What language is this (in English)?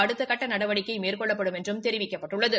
Tamil